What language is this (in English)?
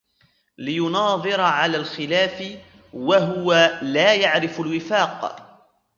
Arabic